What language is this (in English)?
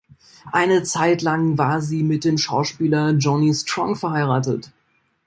German